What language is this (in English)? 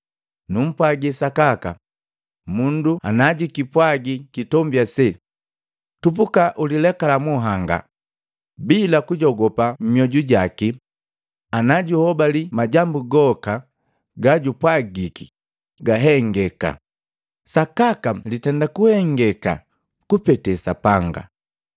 Matengo